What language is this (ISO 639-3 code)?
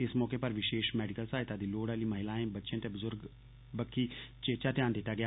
doi